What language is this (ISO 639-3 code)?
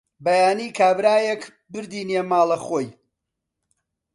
ckb